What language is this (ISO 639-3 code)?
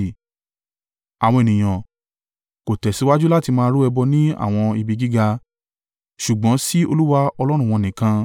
yor